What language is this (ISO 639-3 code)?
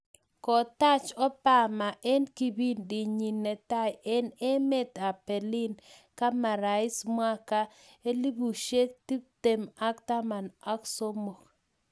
kln